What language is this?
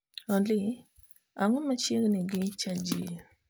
Luo (Kenya and Tanzania)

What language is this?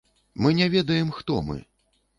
Belarusian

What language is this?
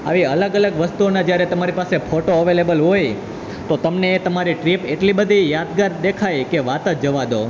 Gujarati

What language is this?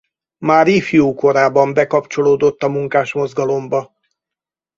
Hungarian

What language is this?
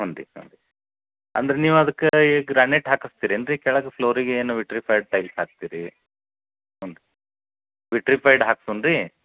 Kannada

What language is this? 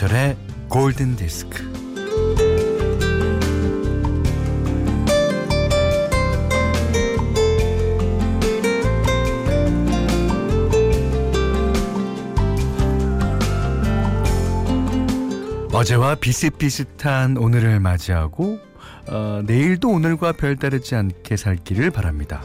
Korean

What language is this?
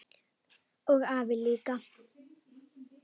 Icelandic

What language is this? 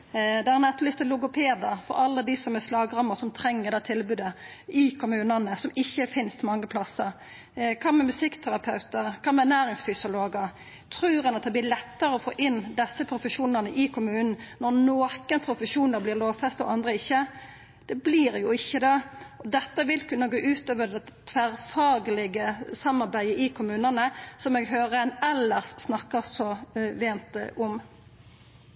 Norwegian Nynorsk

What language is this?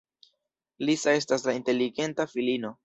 Esperanto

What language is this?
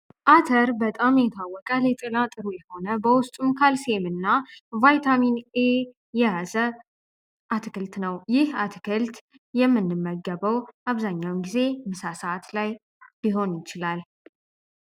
Amharic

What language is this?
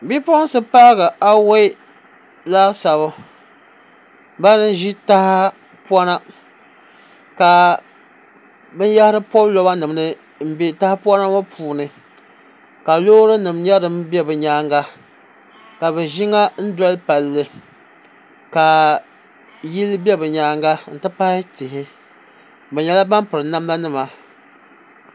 Dagbani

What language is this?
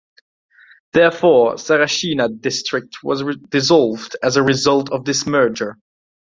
English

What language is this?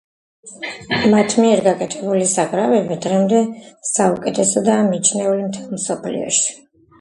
Georgian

